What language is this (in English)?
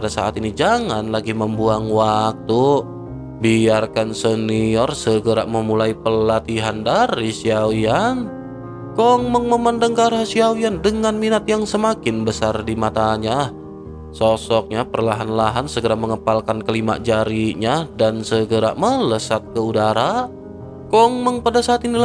Indonesian